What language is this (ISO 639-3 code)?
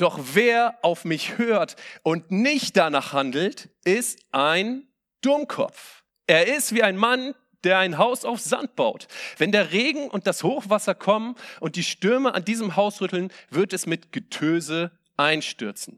deu